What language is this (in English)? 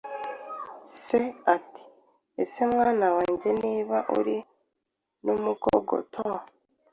Kinyarwanda